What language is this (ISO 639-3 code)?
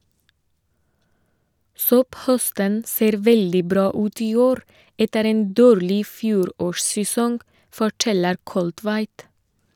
nor